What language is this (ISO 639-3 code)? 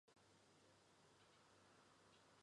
zho